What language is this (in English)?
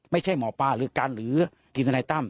Thai